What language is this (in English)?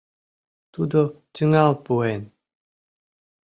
Mari